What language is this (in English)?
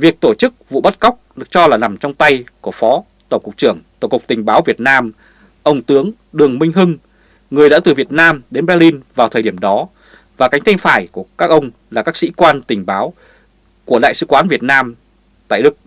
Vietnamese